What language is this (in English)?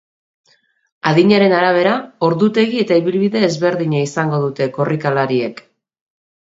Basque